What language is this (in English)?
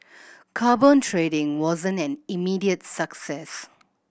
English